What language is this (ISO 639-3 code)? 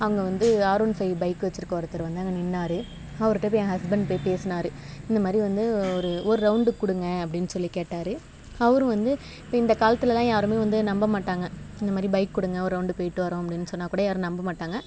tam